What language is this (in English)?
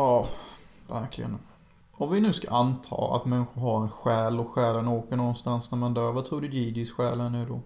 Swedish